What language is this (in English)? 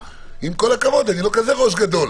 Hebrew